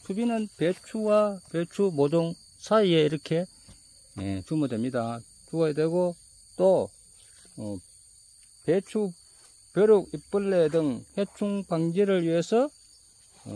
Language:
Korean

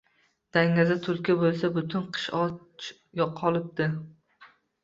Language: Uzbek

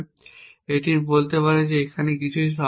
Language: Bangla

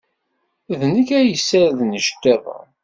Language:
Kabyle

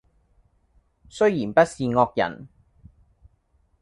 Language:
Cantonese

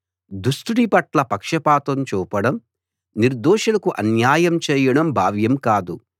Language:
Telugu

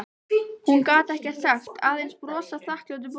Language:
Icelandic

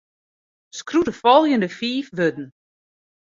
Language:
Western Frisian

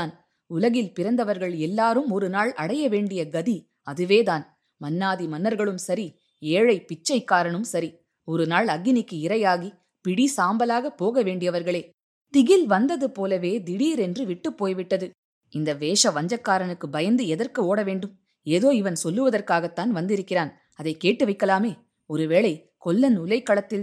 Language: Tamil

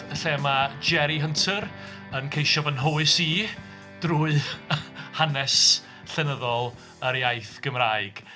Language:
Welsh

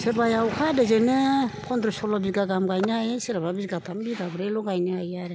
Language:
Bodo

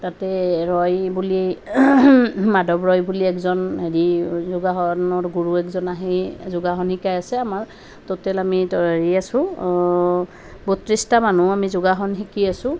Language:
Assamese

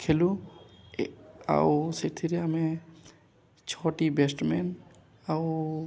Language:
Odia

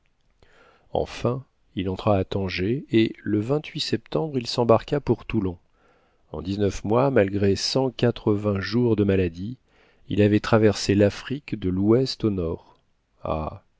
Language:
French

